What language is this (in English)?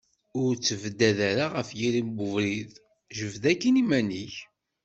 Kabyle